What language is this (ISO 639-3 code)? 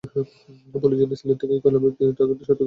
ben